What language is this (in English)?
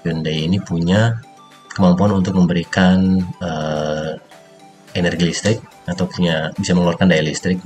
Indonesian